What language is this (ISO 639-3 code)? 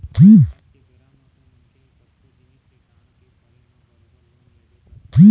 hne